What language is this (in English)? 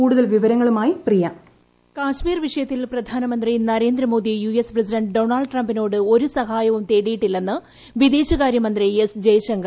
Malayalam